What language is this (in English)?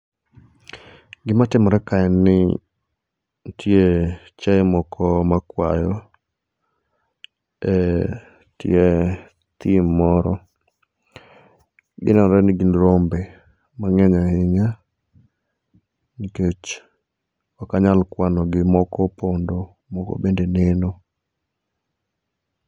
Luo (Kenya and Tanzania)